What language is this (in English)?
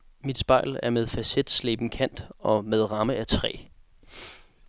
Danish